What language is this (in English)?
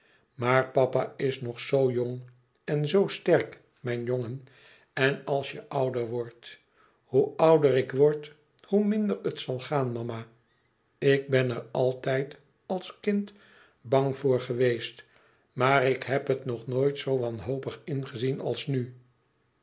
Dutch